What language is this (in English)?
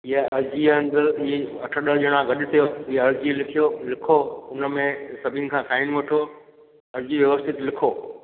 Sindhi